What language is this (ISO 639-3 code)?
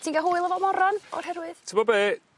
cym